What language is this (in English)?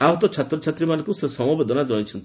Odia